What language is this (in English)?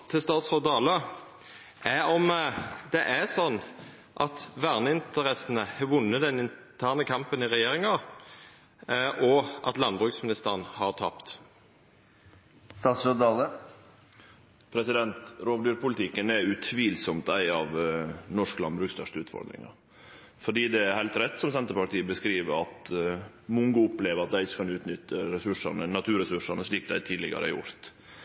Norwegian Nynorsk